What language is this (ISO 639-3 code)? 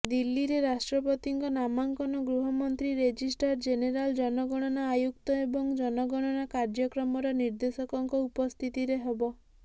ori